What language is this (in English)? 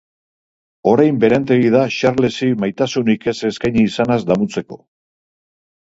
Basque